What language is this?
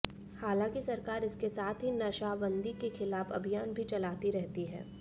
Hindi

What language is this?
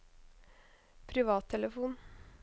Norwegian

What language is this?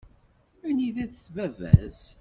Kabyle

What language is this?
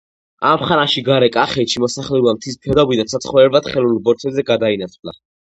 Georgian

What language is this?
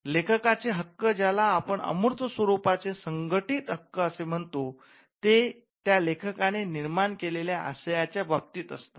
Marathi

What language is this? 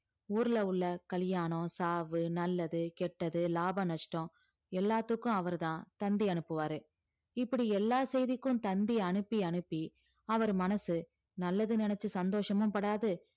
Tamil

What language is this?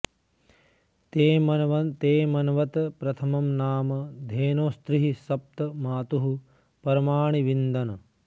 Sanskrit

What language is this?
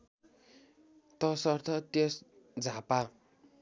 Nepali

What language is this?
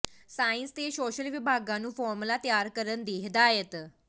Punjabi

